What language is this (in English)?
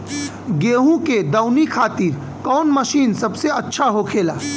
Bhojpuri